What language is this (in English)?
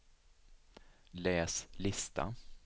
Swedish